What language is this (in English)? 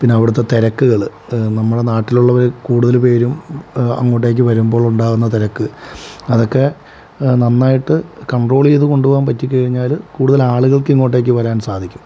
Malayalam